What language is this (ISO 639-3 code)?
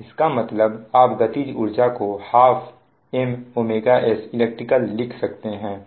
hin